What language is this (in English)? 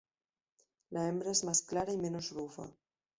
Spanish